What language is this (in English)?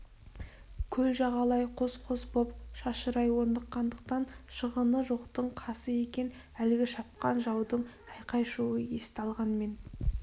Kazakh